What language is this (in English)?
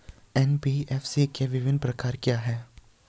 Hindi